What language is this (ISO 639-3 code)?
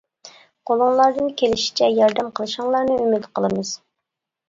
uig